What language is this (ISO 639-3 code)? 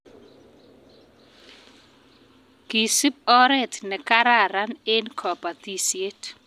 kln